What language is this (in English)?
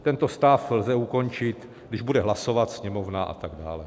Czech